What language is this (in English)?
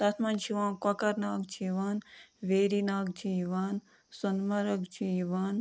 Kashmiri